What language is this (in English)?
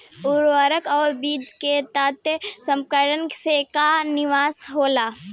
Bhojpuri